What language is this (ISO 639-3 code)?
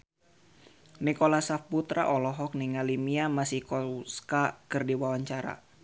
sun